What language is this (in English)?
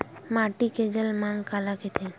Chhattisgarhi